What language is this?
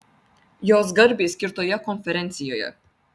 Lithuanian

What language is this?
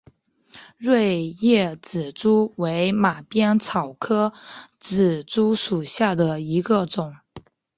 Chinese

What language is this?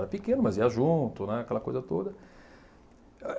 Portuguese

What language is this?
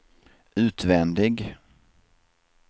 Swedish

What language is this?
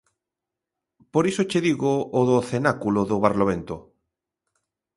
Galician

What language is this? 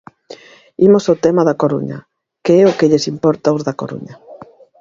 Galician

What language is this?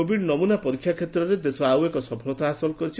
Odia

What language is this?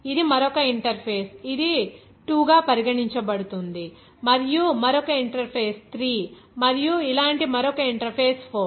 Telugu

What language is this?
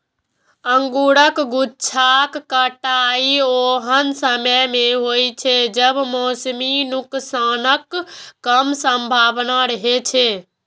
Maithili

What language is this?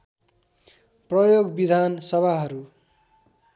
Nepali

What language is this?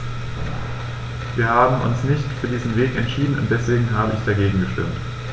German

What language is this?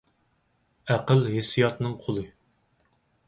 Uyghur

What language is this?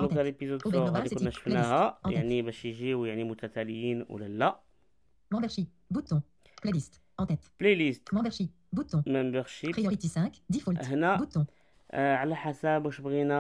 Arabic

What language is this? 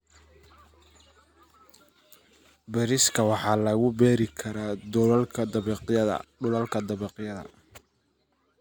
Somali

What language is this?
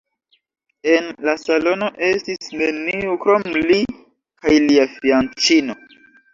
Esperanto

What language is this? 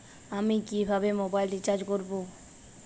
Bangla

